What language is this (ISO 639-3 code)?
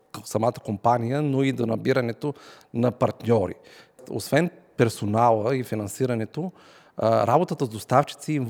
bul